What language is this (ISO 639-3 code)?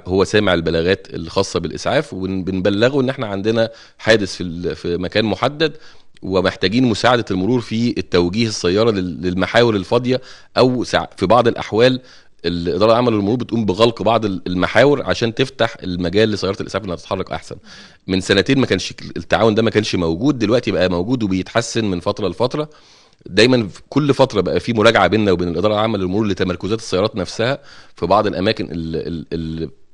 ara